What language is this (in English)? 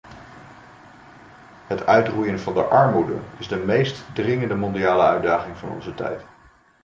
Dutch